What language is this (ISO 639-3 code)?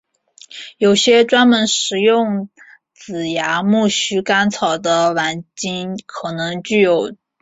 zho